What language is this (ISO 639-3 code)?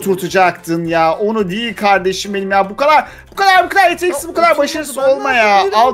tur